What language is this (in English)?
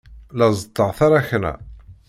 Kabyle